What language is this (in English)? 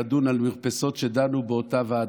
Hebrew